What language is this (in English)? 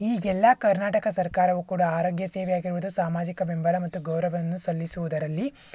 Kannada